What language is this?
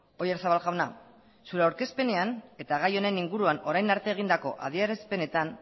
Basque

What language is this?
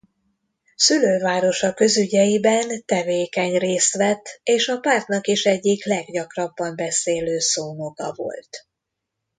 Hungarian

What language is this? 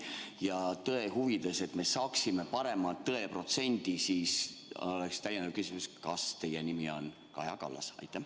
Estonian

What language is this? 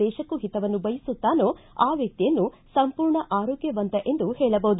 Kannada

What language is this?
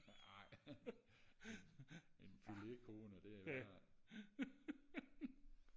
Danish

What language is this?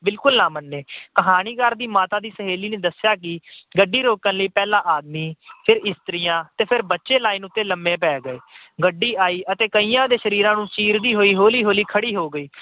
Punjabi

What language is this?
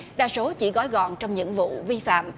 Vietnamese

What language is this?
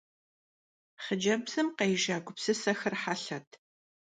Kabardian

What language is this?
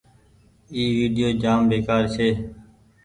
Goaria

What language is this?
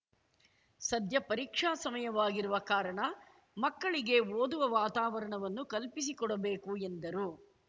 Kannada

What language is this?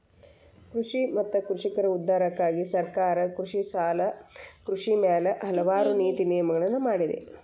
Kannada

